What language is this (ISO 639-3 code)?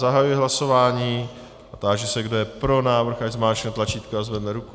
ces